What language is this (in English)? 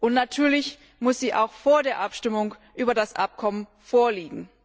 German